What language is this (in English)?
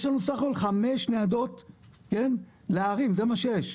Hebrew